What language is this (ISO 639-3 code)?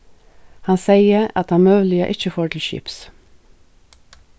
fao